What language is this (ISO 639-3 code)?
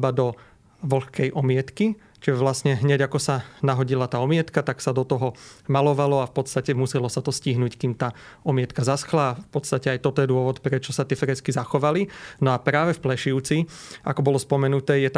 slk